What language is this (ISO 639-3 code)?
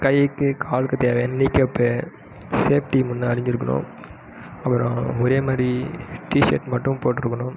tam